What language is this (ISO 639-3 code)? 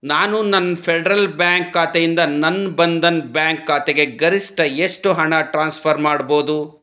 kan